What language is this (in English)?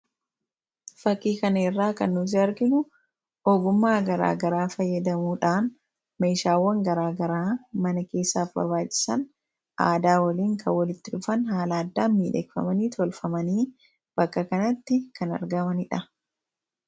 Oromo